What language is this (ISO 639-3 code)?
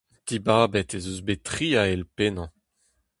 bre